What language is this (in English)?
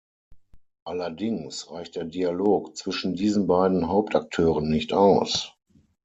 German